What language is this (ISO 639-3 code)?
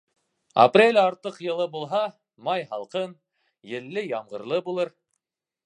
bak